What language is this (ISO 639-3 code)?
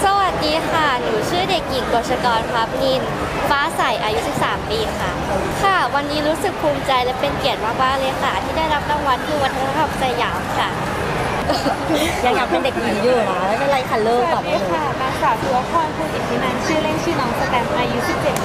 tha